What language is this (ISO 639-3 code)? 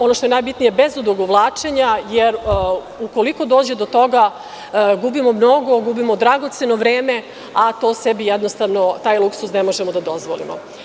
srp